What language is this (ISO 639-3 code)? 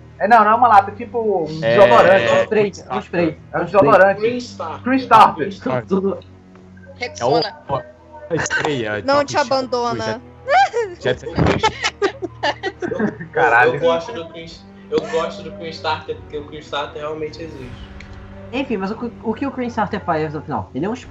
por